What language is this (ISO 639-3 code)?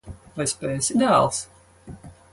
lav